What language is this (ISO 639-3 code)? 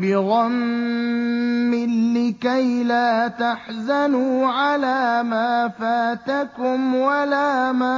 ara